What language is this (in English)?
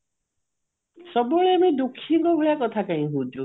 Odia